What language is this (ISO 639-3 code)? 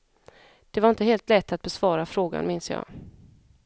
swe